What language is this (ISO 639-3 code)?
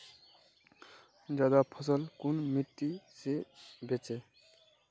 mag